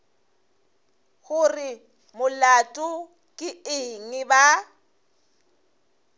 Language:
Northern Sotho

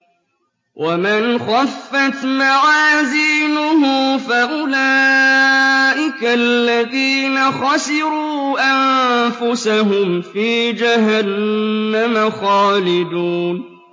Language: Arabic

